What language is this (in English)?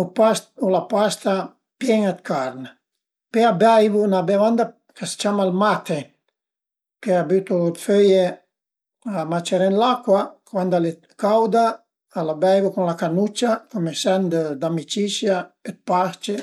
Piedmontese